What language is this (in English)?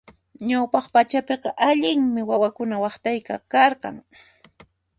Puno Quechua